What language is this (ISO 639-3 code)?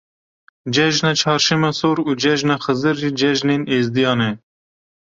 kur